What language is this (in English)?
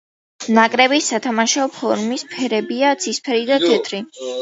Georgian